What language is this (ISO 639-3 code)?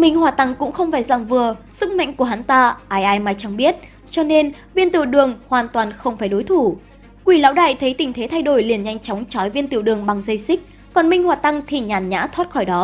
vie